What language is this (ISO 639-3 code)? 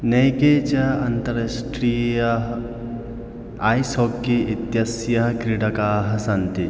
san